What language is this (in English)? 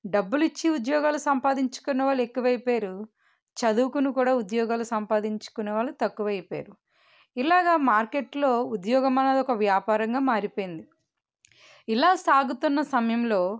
Telugu